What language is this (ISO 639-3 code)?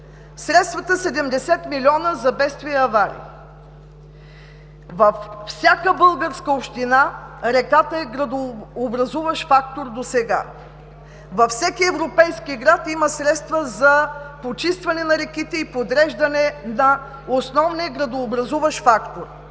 bul